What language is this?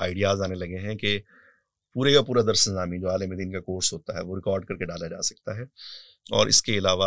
Urdu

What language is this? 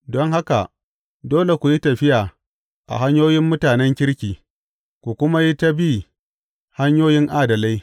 Hausa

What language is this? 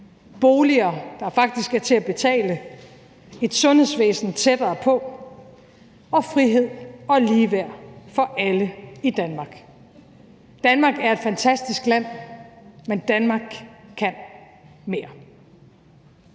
Danish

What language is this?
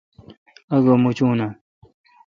Kalkoti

